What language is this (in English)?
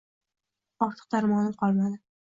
Uzbek